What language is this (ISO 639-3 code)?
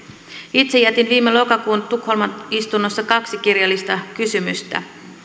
fin